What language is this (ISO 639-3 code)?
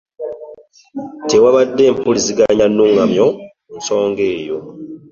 lug